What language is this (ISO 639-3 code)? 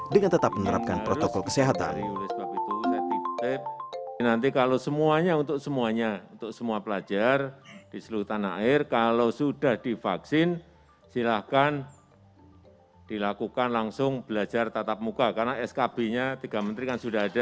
ind